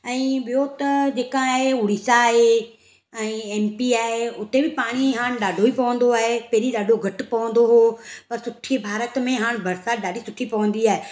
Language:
Sindhi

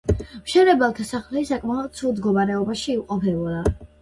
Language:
Georgian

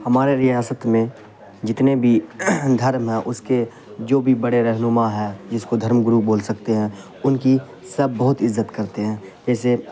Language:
Urdu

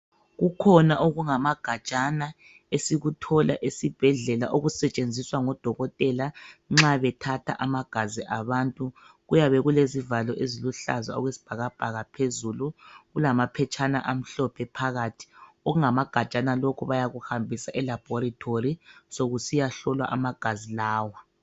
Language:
North Ndebele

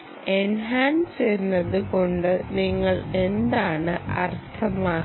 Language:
Malayalam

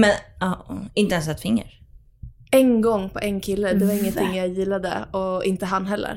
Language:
Swedish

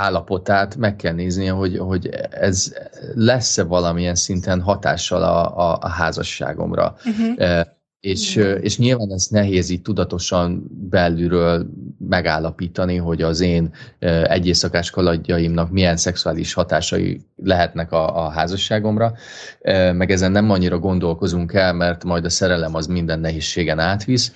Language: Hungarian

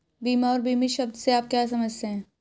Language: Hindi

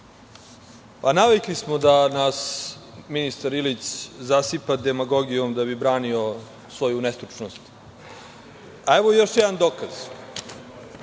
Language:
Serbian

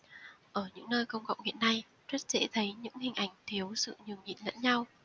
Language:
Vietnamese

